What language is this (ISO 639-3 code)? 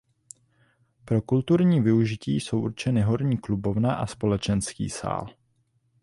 ces